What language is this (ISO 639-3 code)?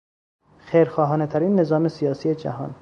fas